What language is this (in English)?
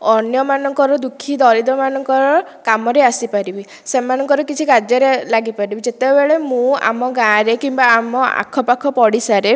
Odia